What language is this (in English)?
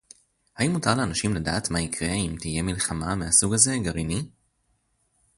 Hebrew